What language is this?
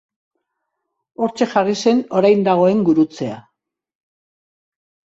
Basque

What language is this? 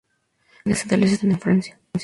Spanish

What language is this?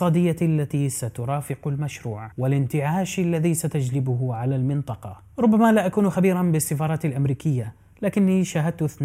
Arabic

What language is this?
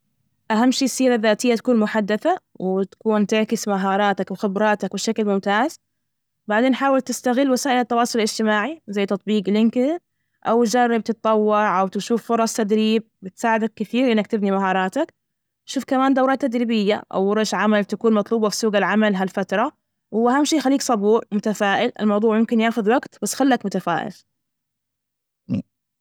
Najdi Arabic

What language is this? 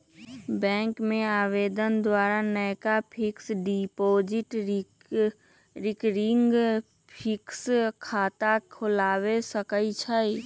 Magahi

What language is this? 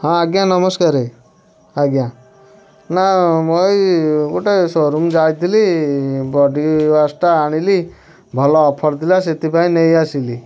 Odia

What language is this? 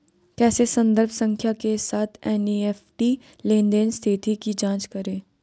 Hindi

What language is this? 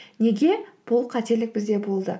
Kazakh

